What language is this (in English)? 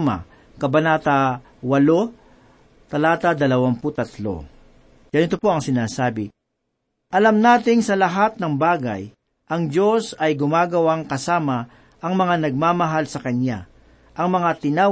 Filipino